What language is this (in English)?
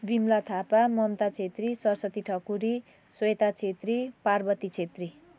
Nepali